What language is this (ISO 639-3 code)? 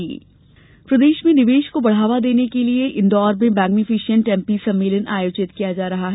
hin